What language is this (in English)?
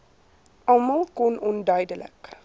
Afrikaans